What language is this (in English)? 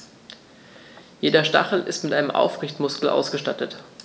German